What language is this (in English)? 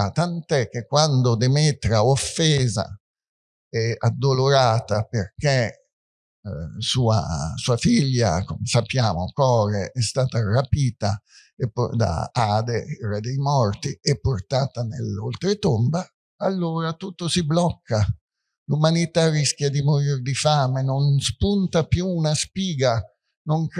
Italian